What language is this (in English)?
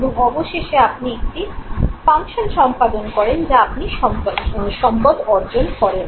Bangla